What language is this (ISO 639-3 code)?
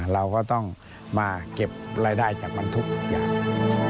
tha